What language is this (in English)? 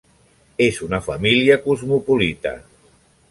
Catalan